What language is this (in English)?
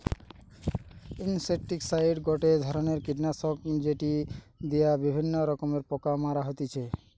Bangla